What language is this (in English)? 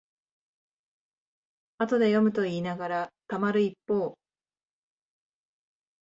Japanese